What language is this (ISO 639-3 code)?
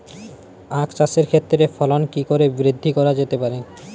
ben